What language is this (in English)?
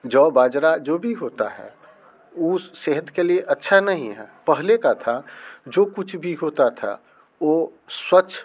Hindi